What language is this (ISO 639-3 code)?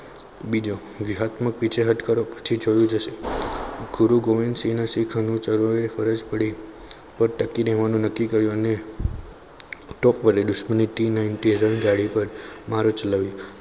guj